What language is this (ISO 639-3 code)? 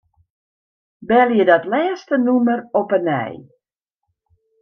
fry